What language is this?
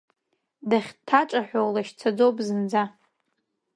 Abkhazian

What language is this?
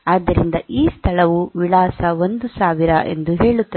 Kannada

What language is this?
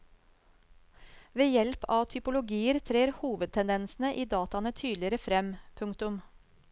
Norwegian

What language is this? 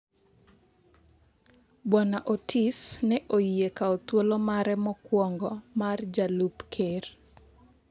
Luo (Kenya and Tanzania)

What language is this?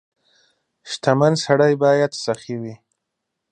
Pashto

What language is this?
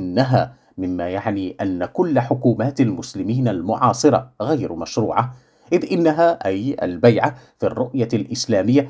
Arabic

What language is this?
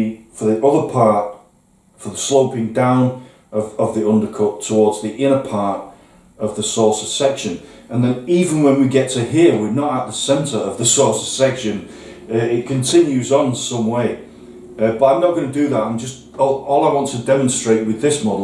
English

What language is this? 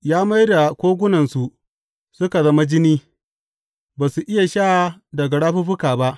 Hausa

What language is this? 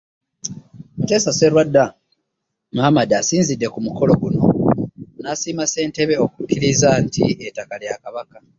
Ganda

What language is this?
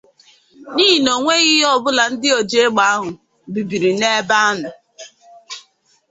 Igbo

